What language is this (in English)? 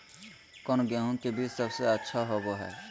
Magahi